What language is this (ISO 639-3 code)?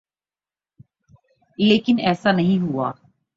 urd